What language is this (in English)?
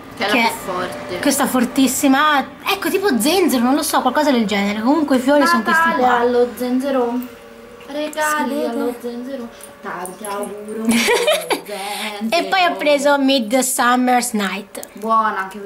Italian